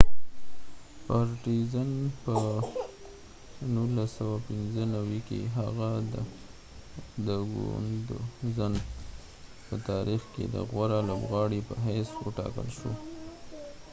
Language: Pashto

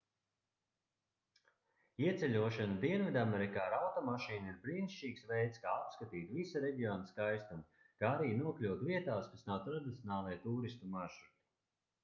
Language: Latvian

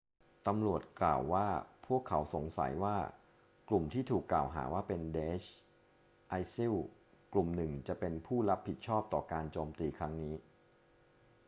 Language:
Thai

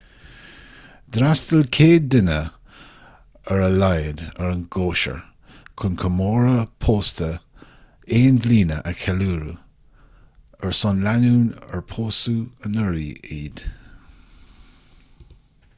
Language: Irish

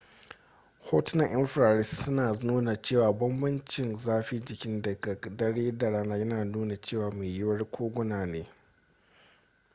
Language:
Hausa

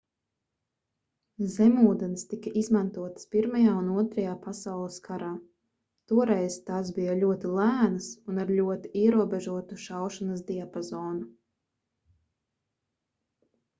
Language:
Latvian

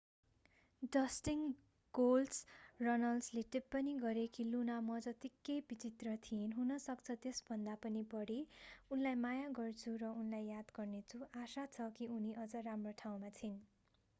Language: Nepali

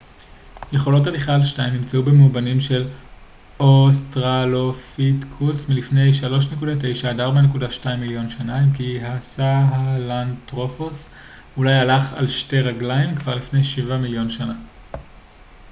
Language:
Hebrew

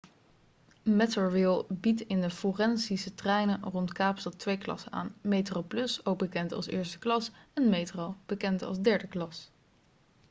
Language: Dutch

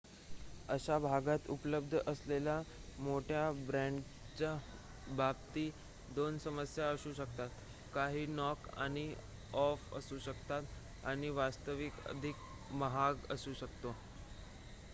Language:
Marathi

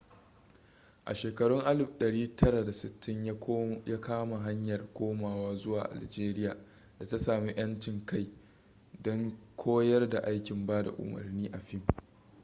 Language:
Hausa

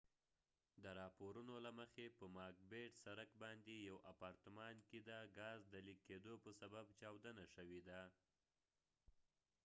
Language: Pashto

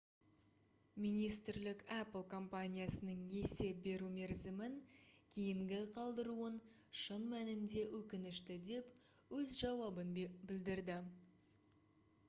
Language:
Kazakh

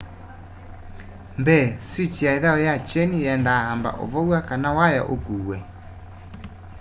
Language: Kamba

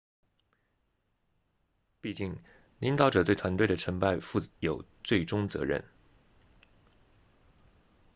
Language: Chinese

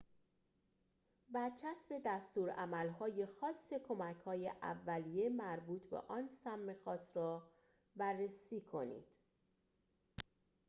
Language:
Persian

